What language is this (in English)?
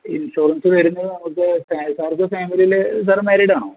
Malayalam